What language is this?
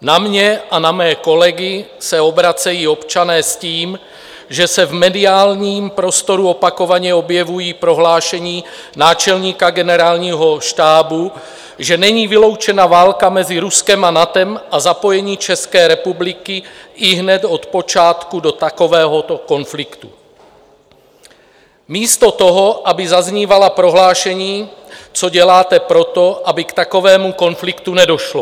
Czech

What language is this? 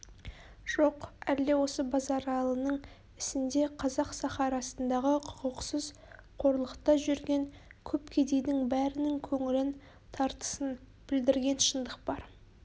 Kazakh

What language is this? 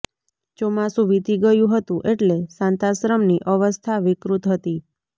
Gujarati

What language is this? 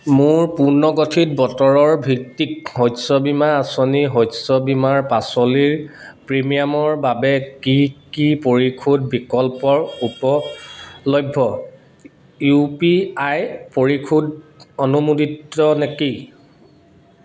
Assamese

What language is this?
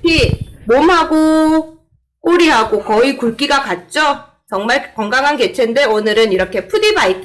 Korean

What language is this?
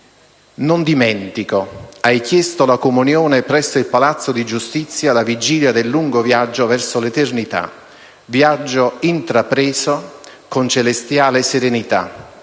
Italian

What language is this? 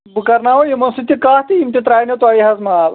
Kashmiri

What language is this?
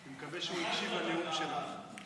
Hebrew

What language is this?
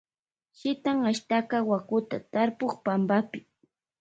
Loja Highland Quichua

